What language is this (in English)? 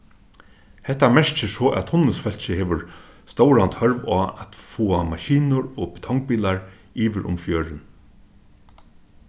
Faroese